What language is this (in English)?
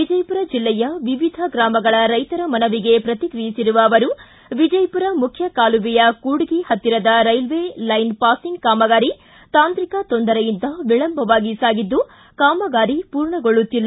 Kannada